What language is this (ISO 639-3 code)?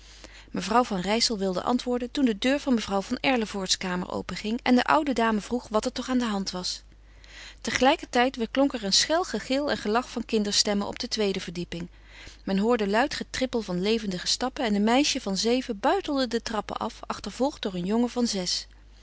nld